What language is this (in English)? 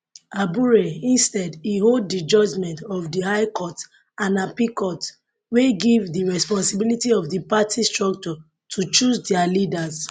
Nigerian Pidgin